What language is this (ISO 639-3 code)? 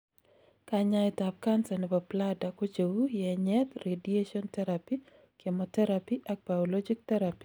kln